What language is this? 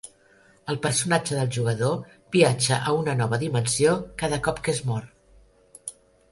Catalan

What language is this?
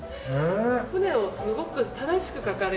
Japanese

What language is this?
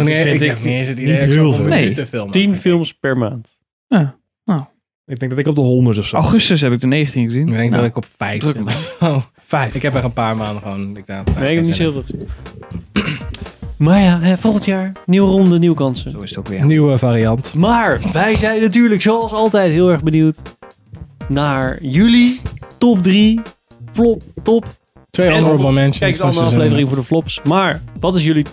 Dutch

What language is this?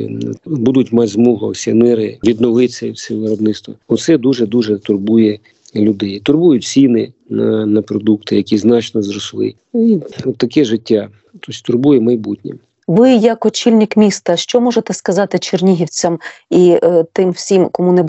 Ukrainian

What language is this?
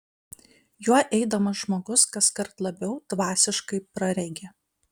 Lithuanian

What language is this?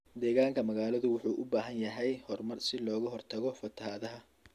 Somali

